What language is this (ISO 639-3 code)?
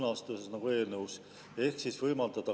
est